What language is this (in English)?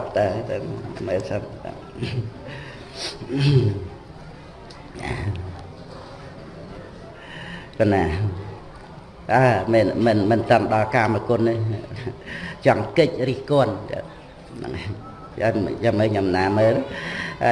Vietnamese